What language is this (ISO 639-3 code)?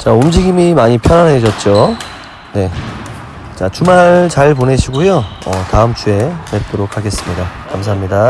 kor